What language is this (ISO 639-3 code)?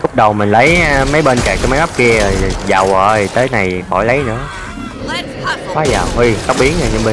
vie